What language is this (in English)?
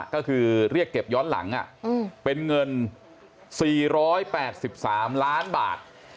Thai